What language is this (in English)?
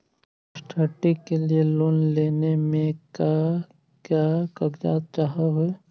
Magahi